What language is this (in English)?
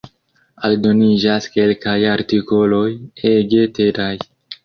Esperanto